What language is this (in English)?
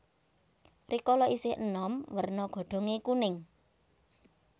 Javanese